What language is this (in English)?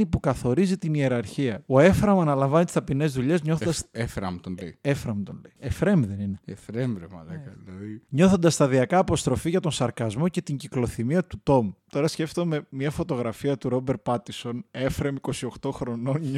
Greek